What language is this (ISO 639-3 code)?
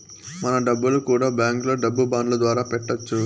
tel